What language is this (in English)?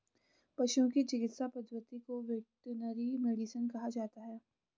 Hindi